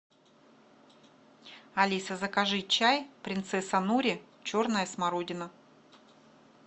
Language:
Russian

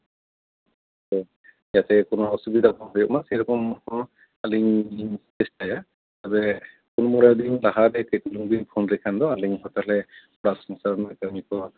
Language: Santali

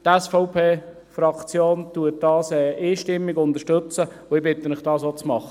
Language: Swiss German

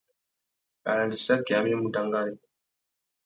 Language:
Tuki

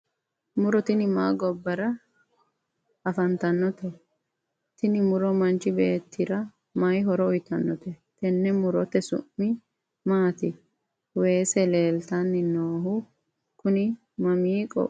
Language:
Sidamo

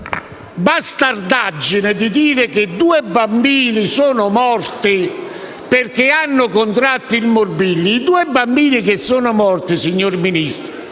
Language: Italian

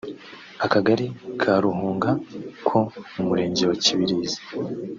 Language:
Kinyarwanda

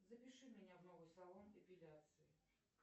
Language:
Russian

